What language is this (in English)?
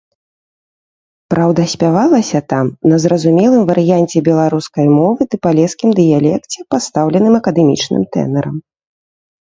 Belarusian